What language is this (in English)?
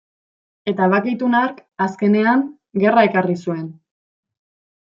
Basque